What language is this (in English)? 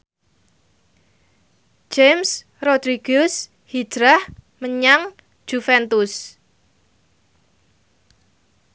Javanese